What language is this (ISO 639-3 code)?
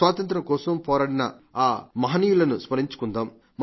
tel